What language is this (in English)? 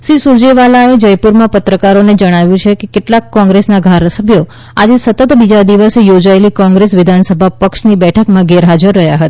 Gujarati